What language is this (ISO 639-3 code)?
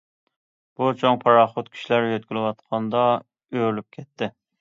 uig